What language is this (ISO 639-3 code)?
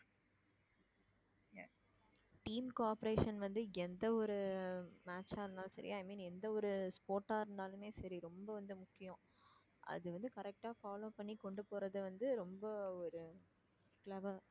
tam